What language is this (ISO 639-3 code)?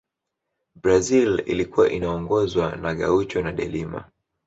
swa